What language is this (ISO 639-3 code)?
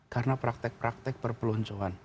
ind